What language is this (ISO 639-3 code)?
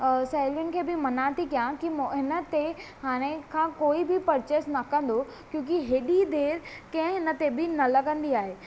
snd